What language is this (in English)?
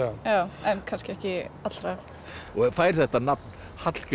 Icelandic